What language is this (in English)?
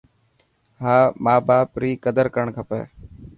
Dhatki